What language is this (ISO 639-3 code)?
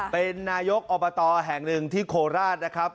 tha